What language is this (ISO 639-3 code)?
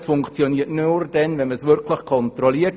gsw